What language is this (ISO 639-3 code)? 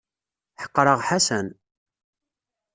kab